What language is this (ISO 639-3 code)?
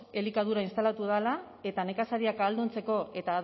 eus